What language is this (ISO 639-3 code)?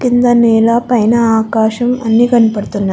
tel